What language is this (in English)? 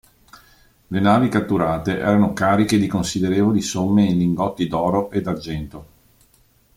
Italian